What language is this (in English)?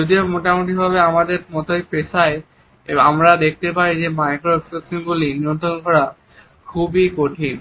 Bangla